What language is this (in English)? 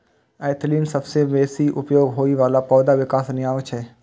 Maithili